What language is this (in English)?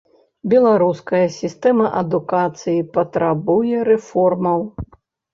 Belarusian